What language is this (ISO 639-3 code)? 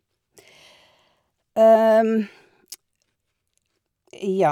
nor